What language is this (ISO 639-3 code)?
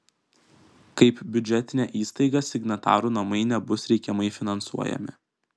lit